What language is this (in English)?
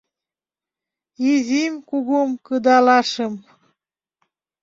Mari